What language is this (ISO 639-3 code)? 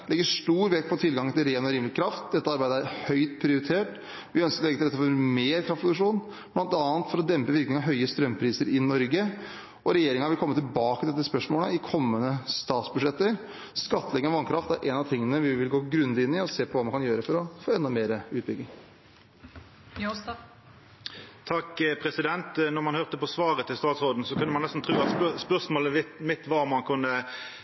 nor